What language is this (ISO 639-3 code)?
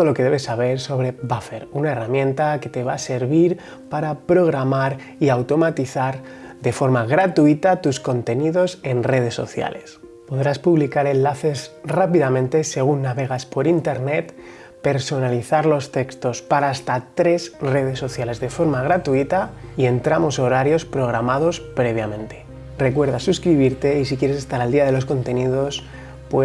spa